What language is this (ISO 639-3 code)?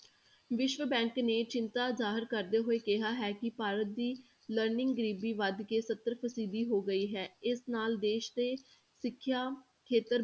pan